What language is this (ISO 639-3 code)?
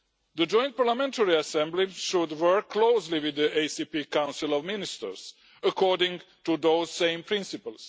eng